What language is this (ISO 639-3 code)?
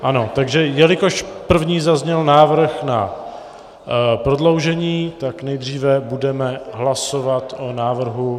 ces